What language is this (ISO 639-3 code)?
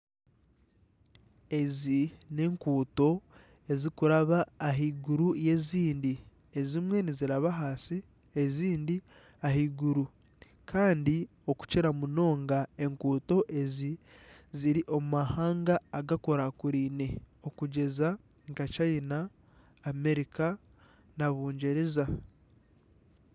nyn